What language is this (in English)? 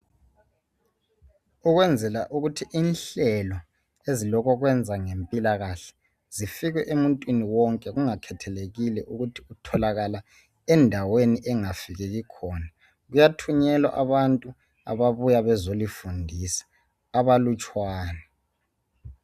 North Ndebele